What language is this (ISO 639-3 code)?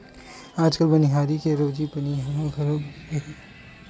hne